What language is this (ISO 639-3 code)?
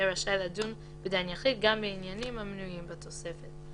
heb